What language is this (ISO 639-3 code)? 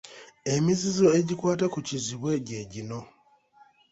lug